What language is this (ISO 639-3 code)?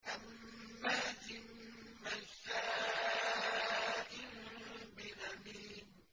ara